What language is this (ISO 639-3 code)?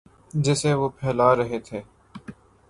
urd